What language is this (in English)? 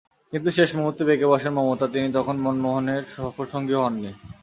Bangla